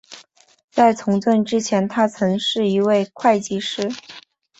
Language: Chinese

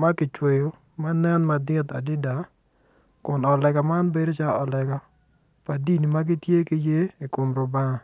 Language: Acoli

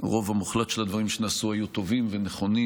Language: Hebrew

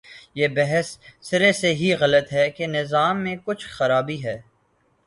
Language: Urdu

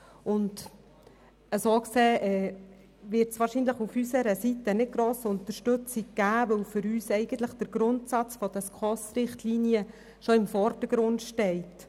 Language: Swiss German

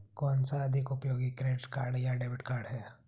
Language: Hindi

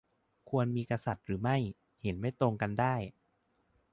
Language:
Thai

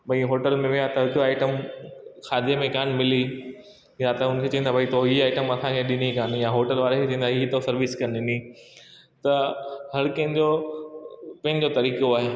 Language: Sindhi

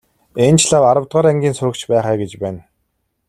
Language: Mongolian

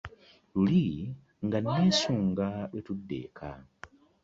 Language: Ganda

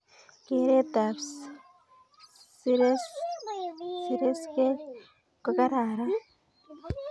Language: Kalenjin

